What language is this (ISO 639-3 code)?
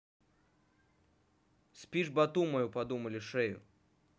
rus